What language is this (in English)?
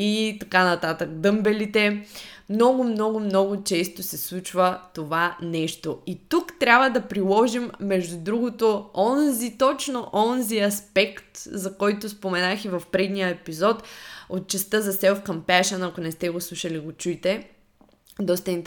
Bulgarian